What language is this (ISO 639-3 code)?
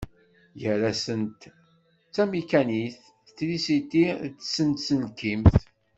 kab